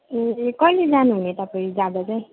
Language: Nepali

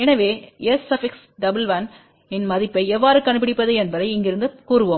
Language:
Tamil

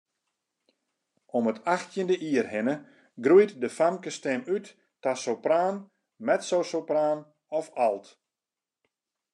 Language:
Western Frisian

